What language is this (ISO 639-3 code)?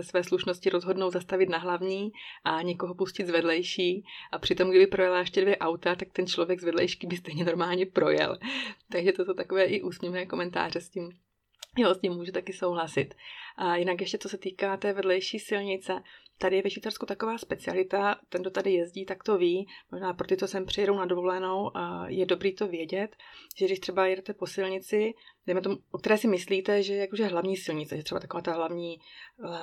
ces